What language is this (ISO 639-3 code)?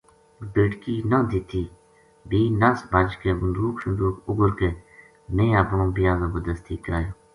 gju